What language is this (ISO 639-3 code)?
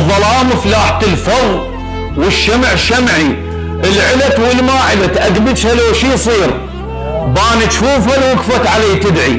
ara